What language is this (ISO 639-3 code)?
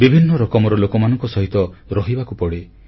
ori